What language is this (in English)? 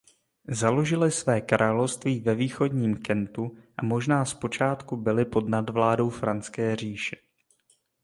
Czech